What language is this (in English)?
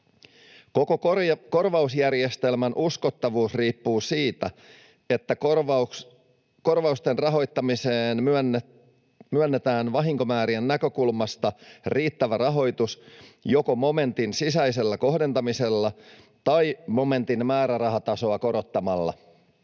Finnish